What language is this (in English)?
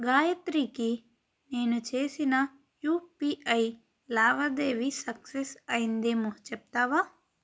Telugu